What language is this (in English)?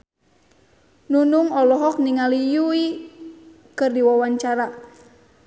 Sundanese